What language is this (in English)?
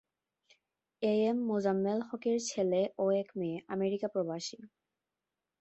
Bangla